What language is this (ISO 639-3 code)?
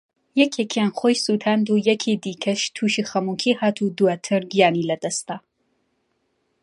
ckb